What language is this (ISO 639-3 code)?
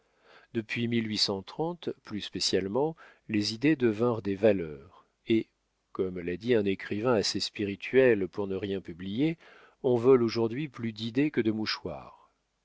fra